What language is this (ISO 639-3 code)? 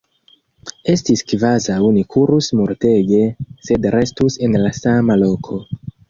epo